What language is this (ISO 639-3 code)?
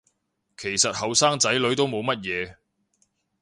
yue